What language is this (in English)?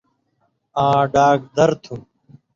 Indus Kohistani